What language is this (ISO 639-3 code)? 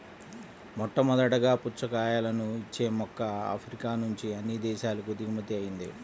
tel